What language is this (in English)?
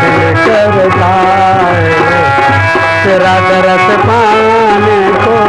Hindi